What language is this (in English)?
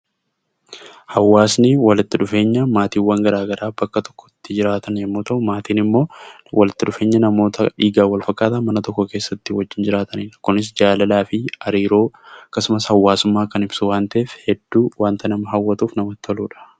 Oromo